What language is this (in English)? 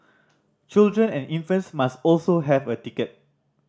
English